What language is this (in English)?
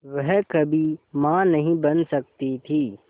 Hindi